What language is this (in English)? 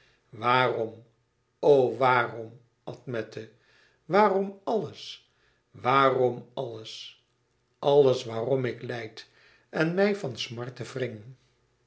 Dutch